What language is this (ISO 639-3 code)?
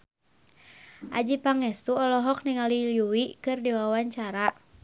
sun